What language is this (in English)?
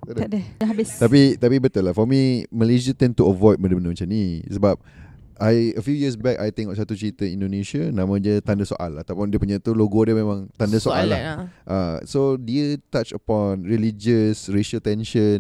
Malay